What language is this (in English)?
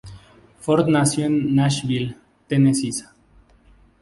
Spanish